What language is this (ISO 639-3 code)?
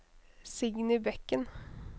nor